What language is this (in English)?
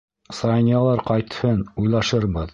Bashkir